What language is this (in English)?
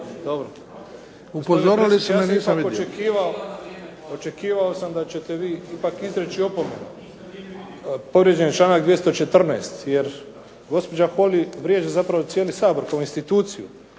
Croatian